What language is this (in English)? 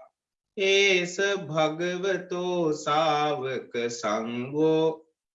Vietnamese